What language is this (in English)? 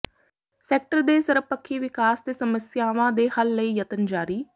Punjabi